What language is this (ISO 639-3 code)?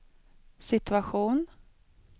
swe